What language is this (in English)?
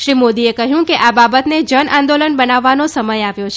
Gujarati